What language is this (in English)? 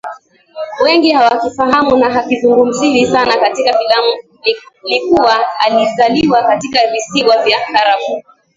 Swahili